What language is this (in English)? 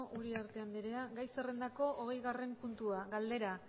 Basque